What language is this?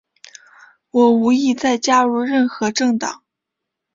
Chinese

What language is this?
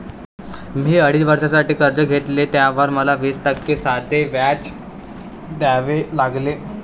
Marathi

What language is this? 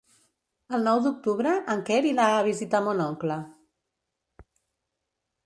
Catalan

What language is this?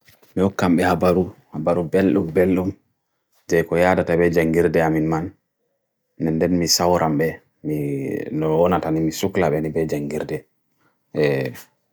Bagirmi Fulfulde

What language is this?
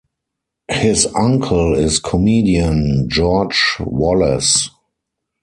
English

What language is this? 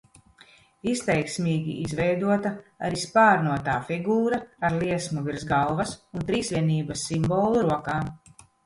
Latvian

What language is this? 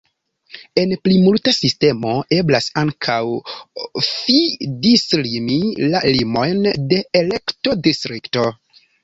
Esperanto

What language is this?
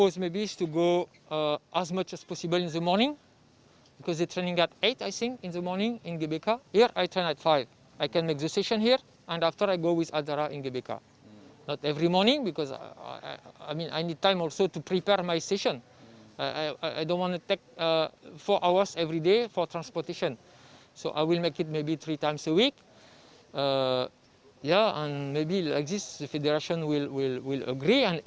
Indonesian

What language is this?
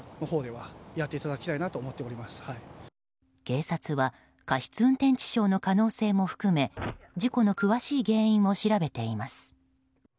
Japanese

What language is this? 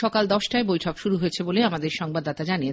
Bangla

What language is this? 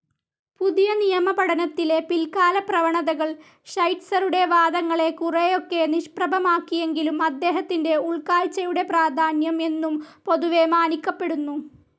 Malayalam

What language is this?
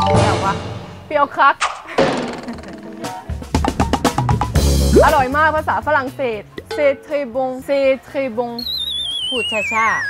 Thai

